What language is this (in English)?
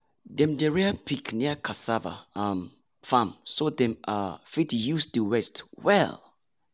Nigerian Pidgin